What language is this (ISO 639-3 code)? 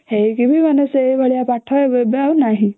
ori